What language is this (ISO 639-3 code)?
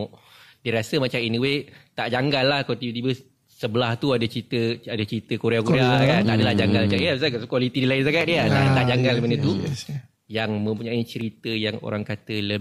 msa